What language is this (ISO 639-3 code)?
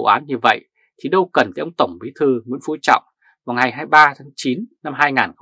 vie